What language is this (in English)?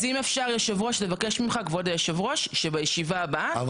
Hebrew